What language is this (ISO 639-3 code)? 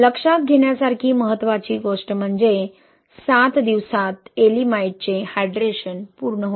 mar